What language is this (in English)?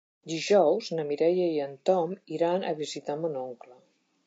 Catalan